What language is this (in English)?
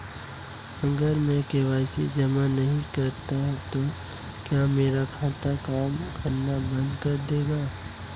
Hindi